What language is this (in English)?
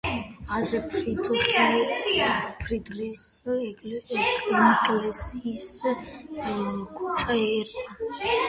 Georgian